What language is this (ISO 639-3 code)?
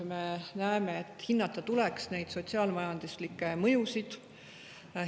est